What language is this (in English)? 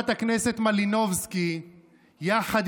Hebrew